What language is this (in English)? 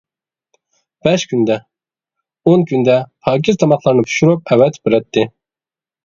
Uyghur